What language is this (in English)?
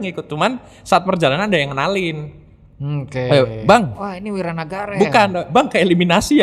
Indonesian